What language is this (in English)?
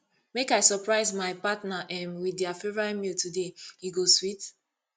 Nigerian Pidgin